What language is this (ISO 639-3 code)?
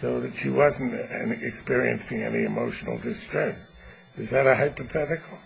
eng